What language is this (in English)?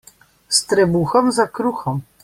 Slovenian